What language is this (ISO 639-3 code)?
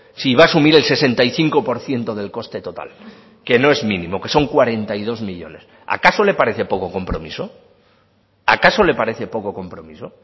spa